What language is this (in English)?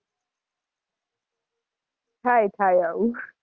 Gujarati